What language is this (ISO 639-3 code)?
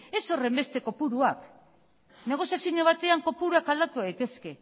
eus